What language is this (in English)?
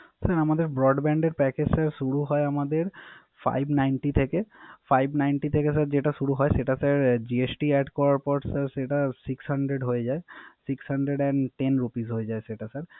Bangla